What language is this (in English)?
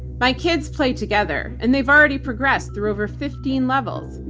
English